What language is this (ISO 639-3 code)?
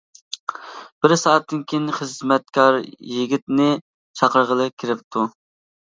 uig